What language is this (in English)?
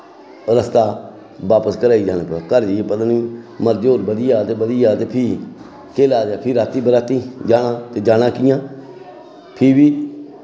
Dogri